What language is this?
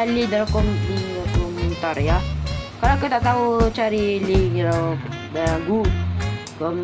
Malay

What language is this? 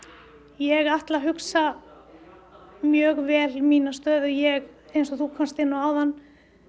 Icelandic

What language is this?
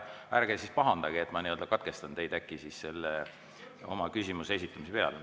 Estonian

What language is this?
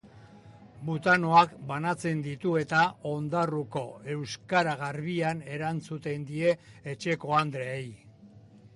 Basque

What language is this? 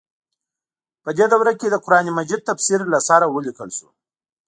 Pashto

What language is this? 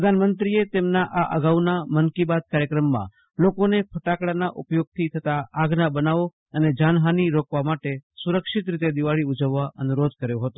Gujarati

